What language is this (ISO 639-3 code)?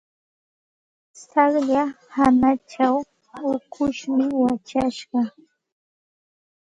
qxt